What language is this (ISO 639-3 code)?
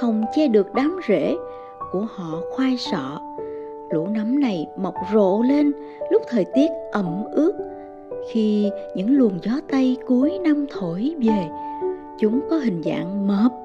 vie